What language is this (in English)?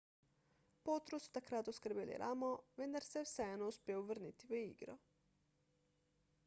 Slovenian